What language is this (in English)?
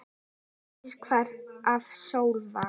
Icelandic